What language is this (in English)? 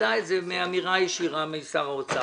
Hebrew